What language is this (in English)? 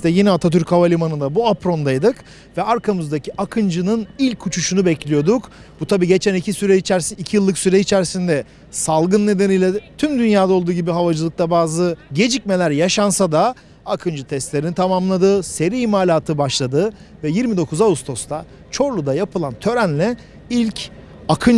Turkish